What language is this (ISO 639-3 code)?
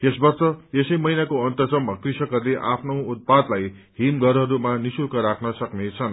nep